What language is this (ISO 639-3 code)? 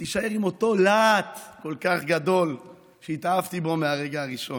heb